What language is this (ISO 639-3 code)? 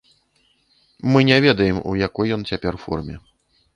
bel